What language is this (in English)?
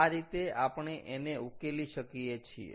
Gujarati